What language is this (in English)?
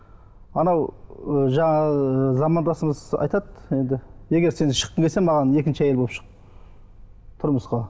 Kazakh